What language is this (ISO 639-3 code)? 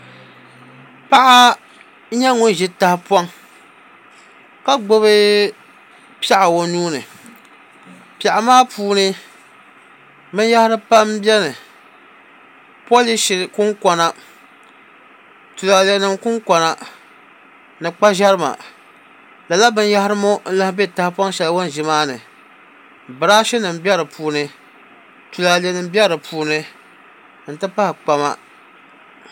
dag